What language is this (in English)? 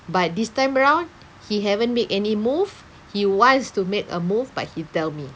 English